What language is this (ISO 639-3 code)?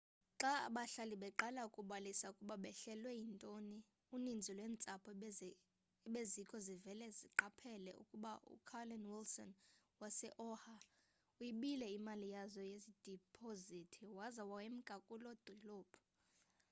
xho